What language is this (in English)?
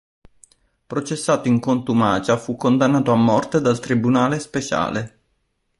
Italian